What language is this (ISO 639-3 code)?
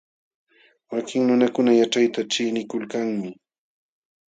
qxw